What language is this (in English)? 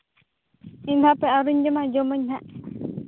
Santali